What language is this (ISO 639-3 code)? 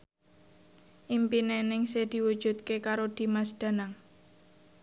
jav